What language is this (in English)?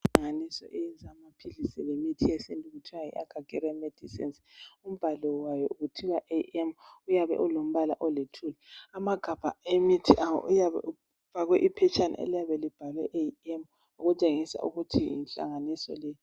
North Ndebele